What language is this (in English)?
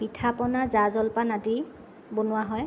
Assamese